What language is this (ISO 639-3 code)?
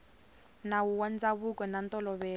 tso